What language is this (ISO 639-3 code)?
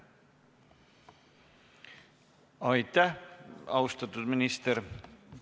est